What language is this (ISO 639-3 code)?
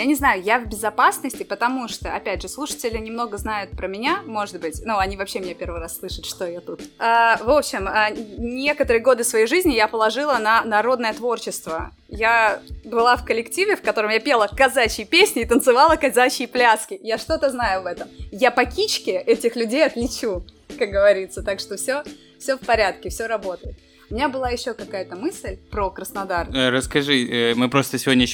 rus